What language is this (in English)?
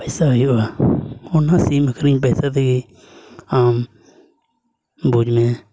Santali